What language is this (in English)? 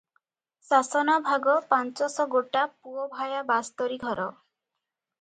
Odia